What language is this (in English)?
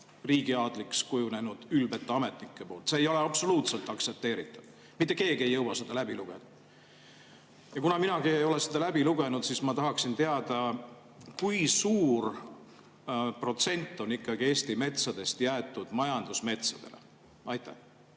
Estonian